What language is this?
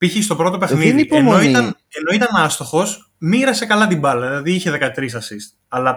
Greek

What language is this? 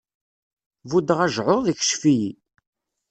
Kabyle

